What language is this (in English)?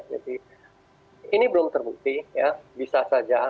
Indonesian